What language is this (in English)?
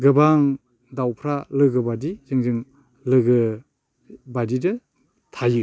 Bodo